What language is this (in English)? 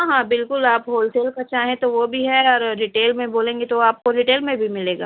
Urdu